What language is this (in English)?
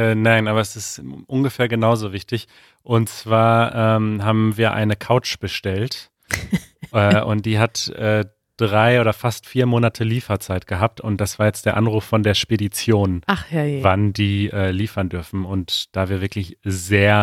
German